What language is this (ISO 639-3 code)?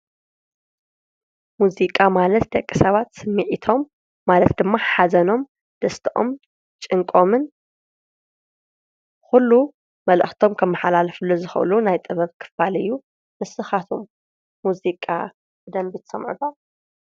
tir